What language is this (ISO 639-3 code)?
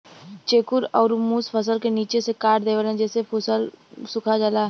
bho